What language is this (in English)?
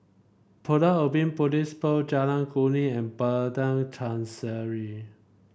English